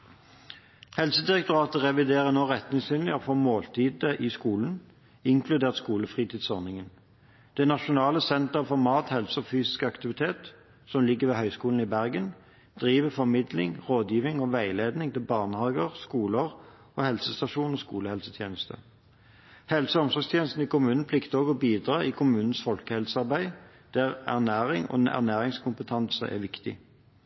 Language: Norwegian Bokmål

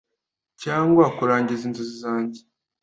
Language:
Kinyarwanda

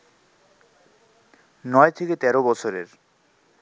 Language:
Bangla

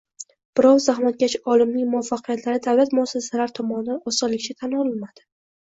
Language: Uzbek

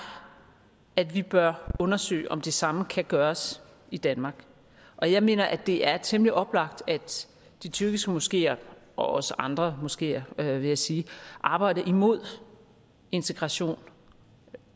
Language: Danish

